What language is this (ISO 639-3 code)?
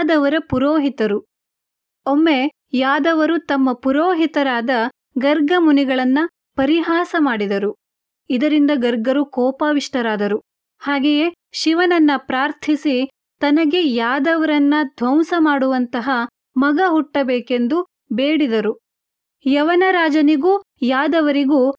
kan